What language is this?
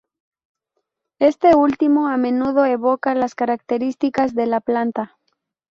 Spanish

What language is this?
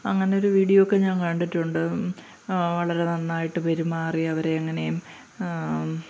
Malayalam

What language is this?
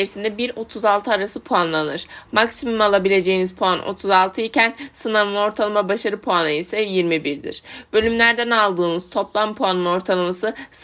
Turkish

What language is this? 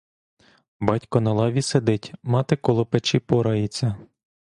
Ukrainian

